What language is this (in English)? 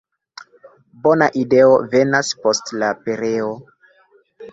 Esperanto